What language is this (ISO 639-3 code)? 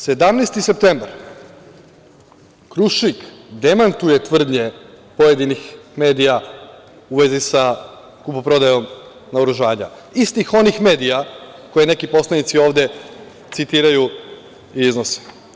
srp